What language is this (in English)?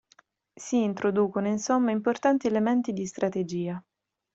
Italian